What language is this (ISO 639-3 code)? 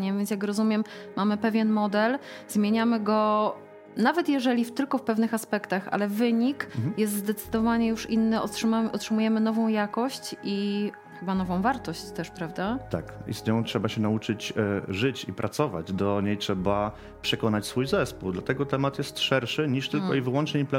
pol